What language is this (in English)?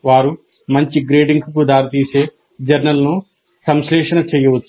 Telugu